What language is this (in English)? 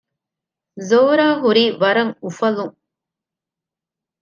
Divehi